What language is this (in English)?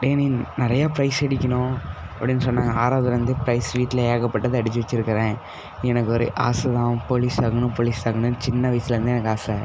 Tamil